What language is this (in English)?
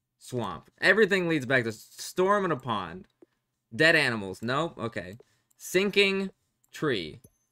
English